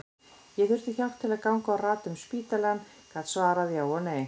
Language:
Icelandic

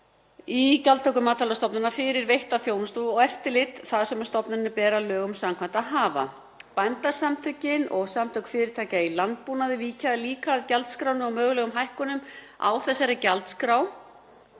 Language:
Icelandic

